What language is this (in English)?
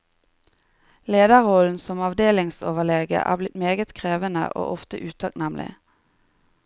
Norwegian